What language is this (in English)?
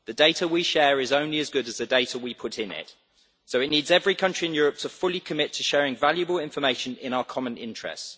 English